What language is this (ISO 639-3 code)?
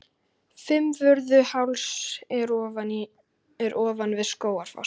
isl